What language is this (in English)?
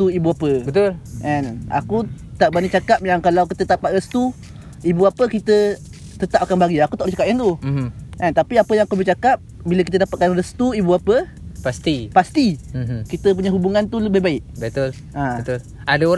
Malay